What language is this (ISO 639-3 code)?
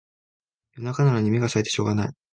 jpn